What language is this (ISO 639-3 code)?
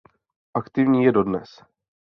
ces